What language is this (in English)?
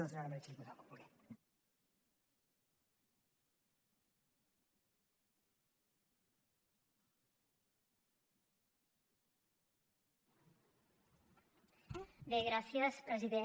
Catalan